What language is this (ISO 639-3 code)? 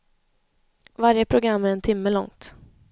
swe